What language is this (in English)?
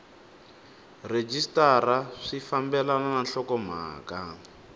Tsonga